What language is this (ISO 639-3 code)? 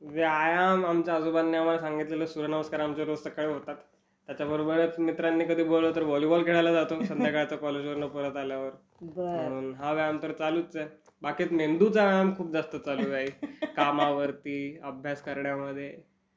mar